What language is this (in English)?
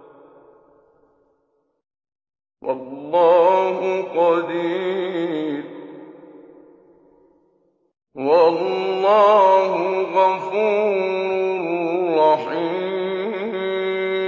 Arabic